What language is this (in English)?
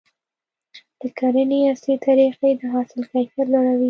Pashto